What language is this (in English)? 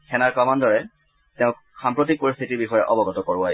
Assamese